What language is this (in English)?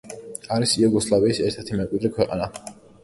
Georgian